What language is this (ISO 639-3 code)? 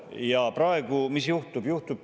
est